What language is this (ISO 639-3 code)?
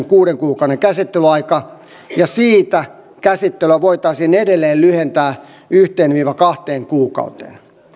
fin